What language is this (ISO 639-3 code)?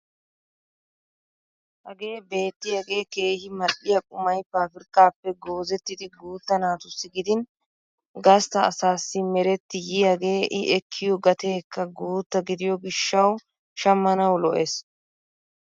wal